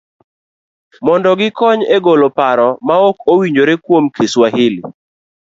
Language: Luo (Kenya and Tanzania)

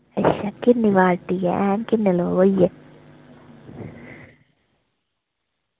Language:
Dogri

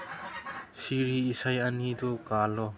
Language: Manipuri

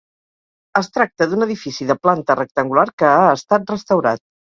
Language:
Catalan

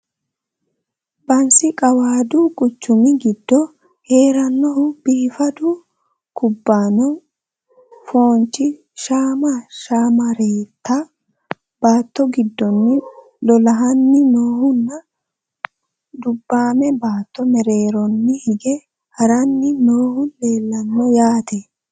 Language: Sidamo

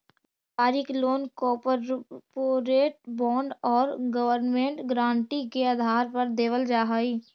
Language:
Magahi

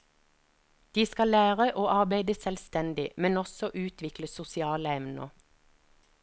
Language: Norwegian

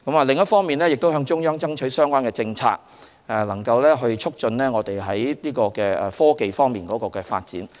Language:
Cantonese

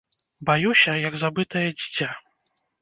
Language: Belarusian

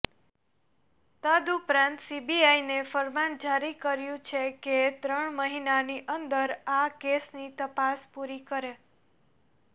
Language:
Gujarati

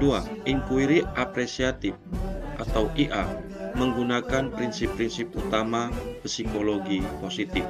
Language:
Indonesian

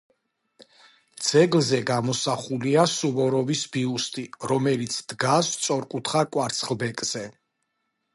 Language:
Georgian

